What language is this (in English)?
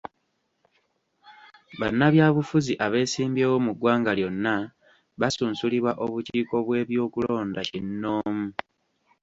Ganda